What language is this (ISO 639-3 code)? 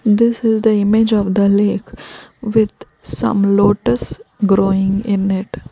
eng